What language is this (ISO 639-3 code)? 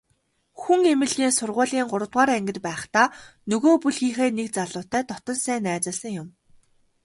mon